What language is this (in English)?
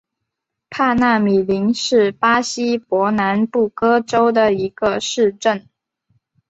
Chinese